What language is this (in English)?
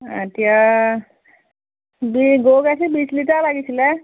Assamese